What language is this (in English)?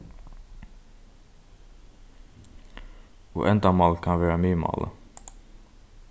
Faroese